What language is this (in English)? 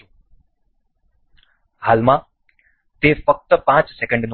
Gujarati